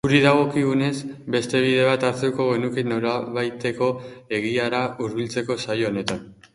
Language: Basque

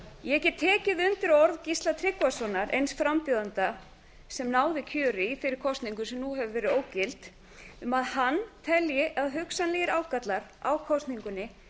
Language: Icelandic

